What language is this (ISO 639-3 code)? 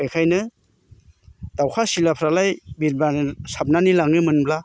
brx